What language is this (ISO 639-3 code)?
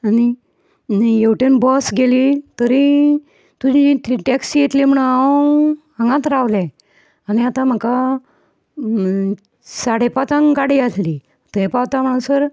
kok